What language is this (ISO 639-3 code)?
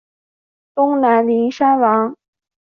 zho